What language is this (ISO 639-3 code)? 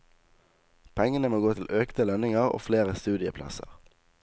nor